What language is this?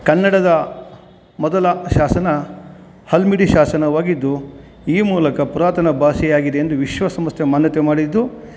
Kannada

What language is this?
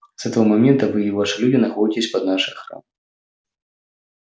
Russian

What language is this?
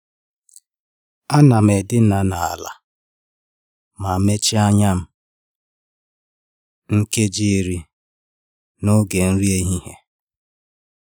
Igbo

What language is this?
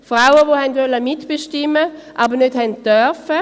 Swiss German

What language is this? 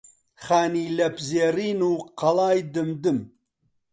Central Kurdish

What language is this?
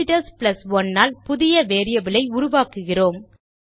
Tamil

